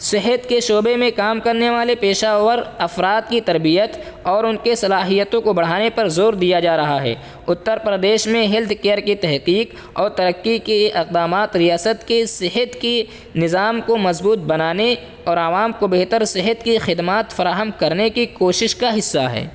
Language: Urdu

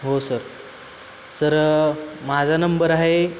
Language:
Marathi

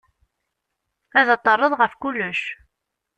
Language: Kabyle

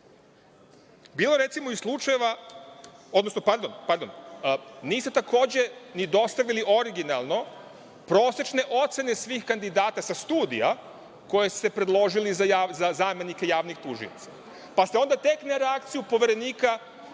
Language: Serbian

